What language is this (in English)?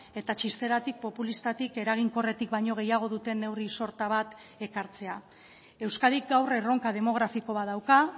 Basque